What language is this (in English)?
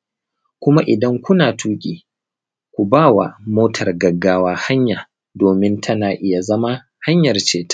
Hausa